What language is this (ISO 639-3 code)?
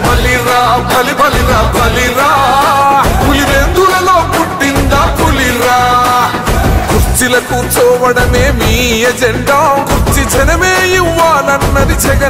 tel